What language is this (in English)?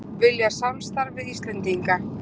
Icelandic